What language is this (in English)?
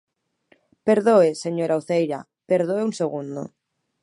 Galician